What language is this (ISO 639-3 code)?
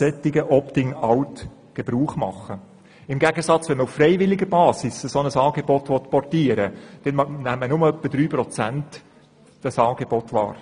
gsw